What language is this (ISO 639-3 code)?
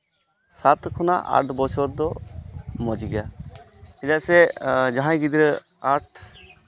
sat